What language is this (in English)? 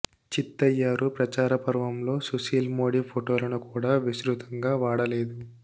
Telugu